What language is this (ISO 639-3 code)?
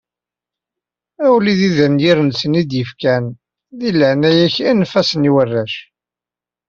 kab